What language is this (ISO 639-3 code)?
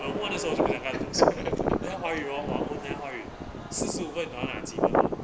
eng